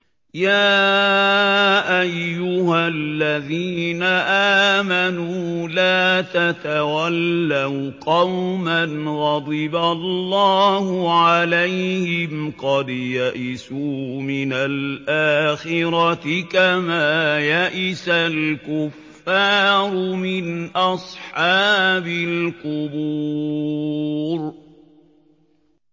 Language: Arabic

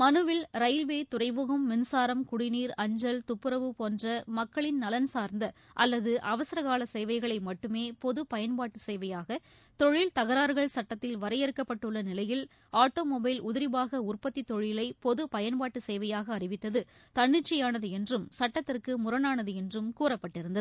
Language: Tamil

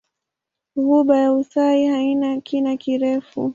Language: Swahili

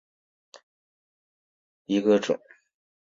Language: Chinese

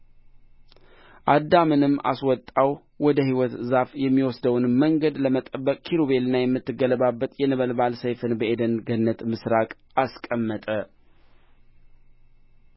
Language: Amharic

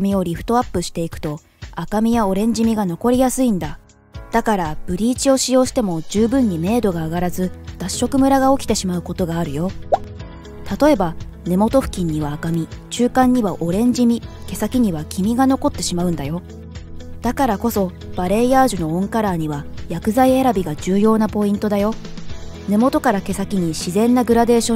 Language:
Japanese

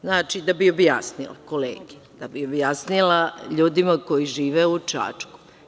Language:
Serbian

